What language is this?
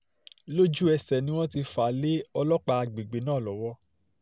Yoruba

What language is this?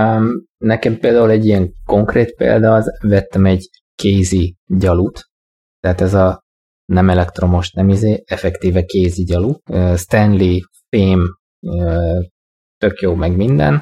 Hungarian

